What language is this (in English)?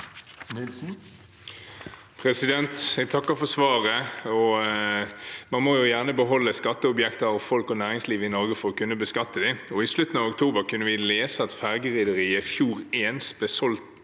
Norwegian